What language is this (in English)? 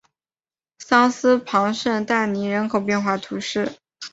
Chinese